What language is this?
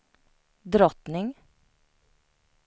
Swedish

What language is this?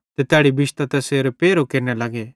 Bhadrawahi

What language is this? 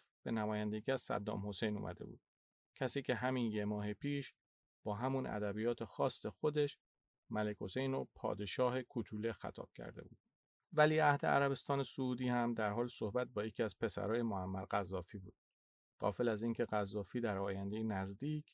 Persian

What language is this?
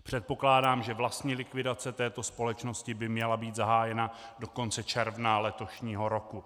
Czech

